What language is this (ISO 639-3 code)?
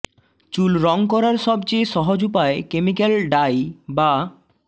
ben